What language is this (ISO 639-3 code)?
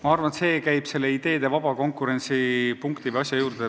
est